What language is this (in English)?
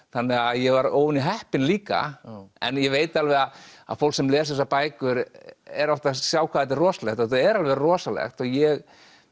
Icelandic